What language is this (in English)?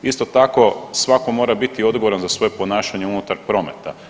Croatian